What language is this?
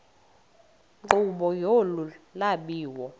Xhosa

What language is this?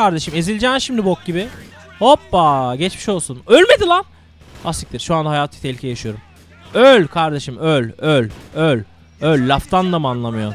Turkish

